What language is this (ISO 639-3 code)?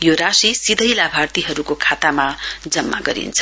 nep